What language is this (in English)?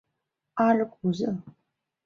Chinese